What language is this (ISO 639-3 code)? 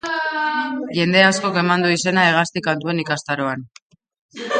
eus